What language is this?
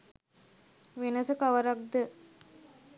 Sinhala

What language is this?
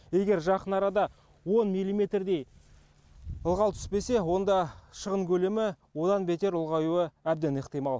Kazakh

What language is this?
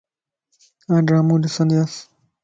Lasi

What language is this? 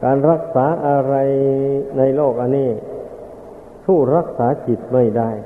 Thai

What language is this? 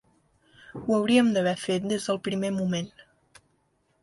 Catalan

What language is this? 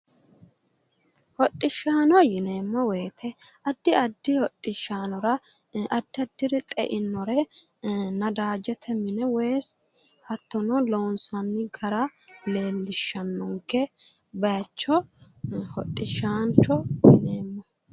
Sidamo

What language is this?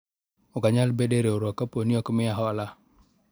Luo (Kenya and Tanzania)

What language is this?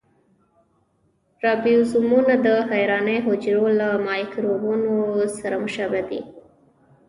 Pashto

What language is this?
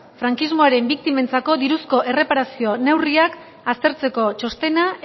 Basque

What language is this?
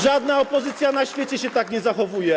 Polish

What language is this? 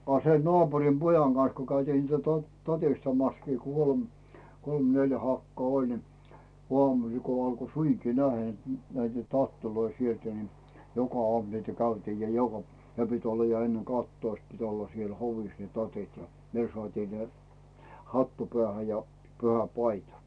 Finnish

